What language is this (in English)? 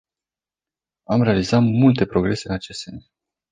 Romanian